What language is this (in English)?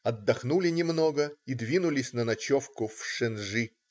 Russian